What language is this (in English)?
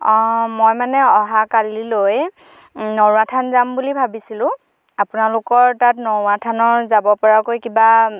Assamese